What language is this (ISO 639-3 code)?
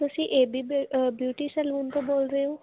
pan